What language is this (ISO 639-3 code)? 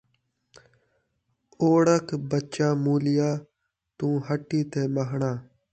skr